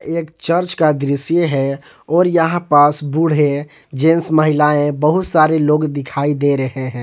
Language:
Hindi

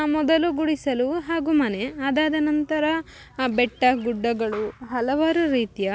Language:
Kannada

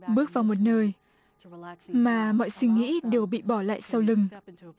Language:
Vietnamese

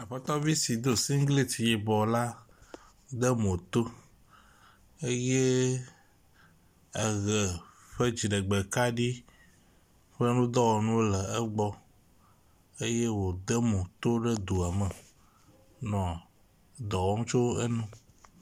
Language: Ewe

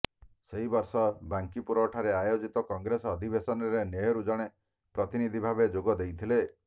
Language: Odia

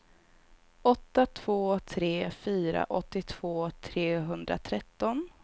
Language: Swedish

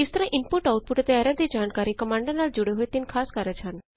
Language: Punjabi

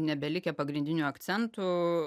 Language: Lithuanian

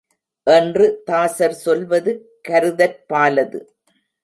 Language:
Tamil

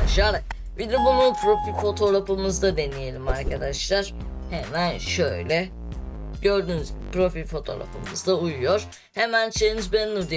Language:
Turkish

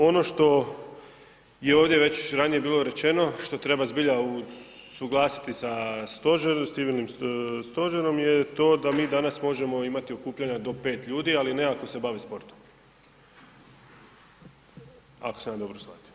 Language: Croatian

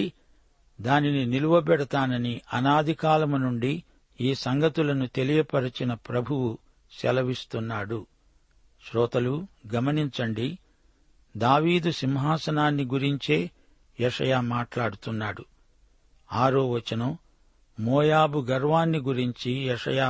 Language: Telugu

